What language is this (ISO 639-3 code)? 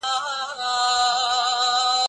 pus